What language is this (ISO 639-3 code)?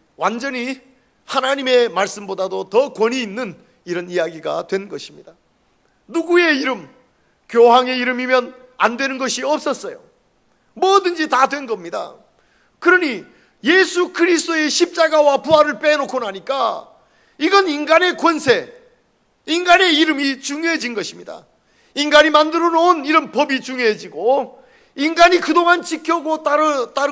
kor